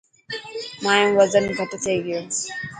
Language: Dhatki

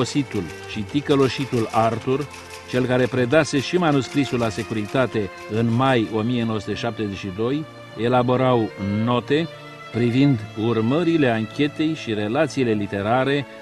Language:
Romanian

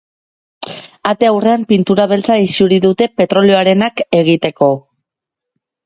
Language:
Basque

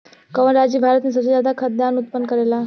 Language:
Bhojpuri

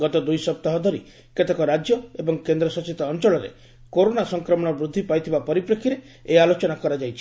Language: Odia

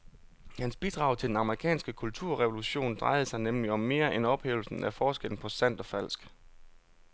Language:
Danish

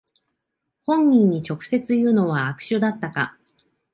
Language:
Japanese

